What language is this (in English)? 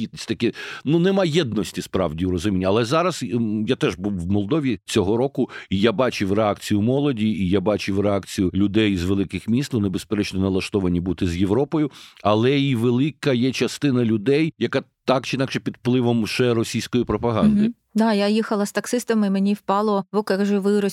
Ukrainian